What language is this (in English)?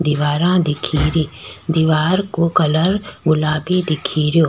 Rajasthani